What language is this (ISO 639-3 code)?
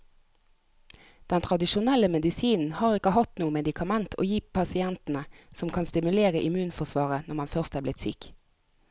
nor